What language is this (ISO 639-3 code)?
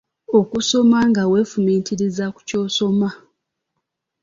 lug